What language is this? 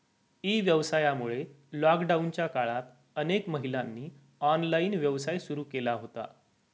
Marathi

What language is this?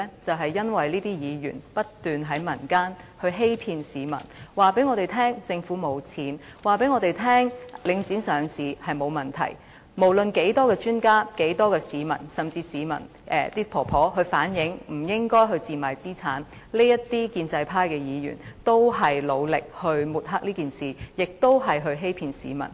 Cantonese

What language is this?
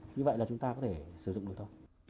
Vietnamese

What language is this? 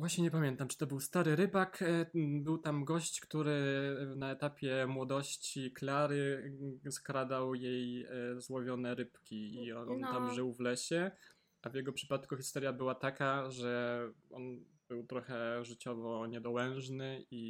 Polish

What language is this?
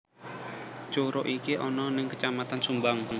Javanese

